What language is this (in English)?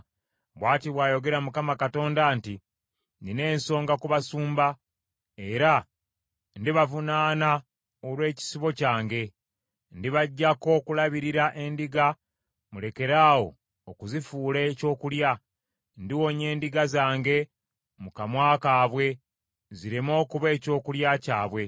Ganda